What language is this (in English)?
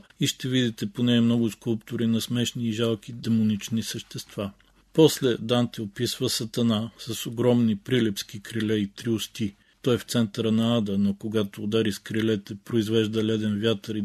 Bulgarian